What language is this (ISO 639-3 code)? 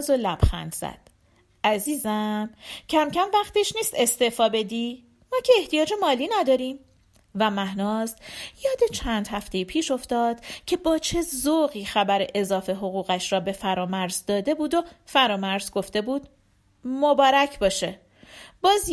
fas